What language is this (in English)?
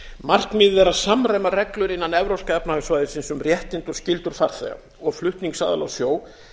Icelandic